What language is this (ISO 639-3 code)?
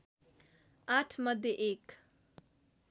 nep